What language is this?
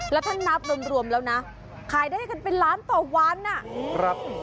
Thai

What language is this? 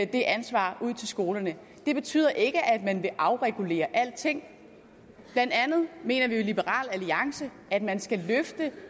Danish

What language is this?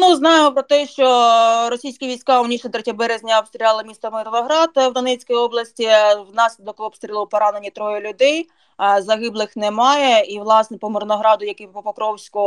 Ukrainian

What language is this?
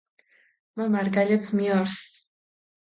Mingrelian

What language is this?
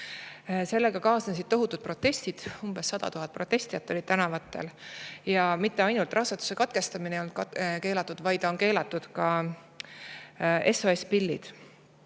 Estonian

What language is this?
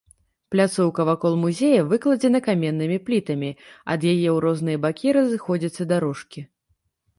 Belarusian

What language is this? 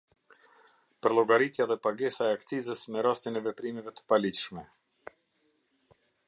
Albanian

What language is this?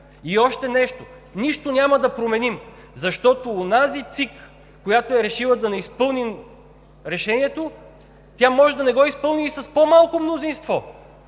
Bulgarian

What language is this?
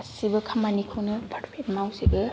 Bodo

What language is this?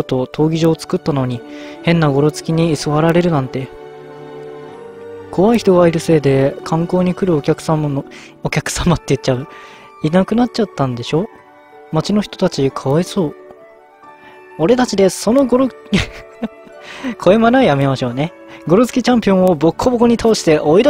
Japanese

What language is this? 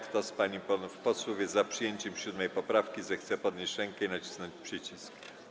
Polish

